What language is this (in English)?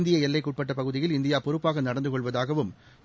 Tamil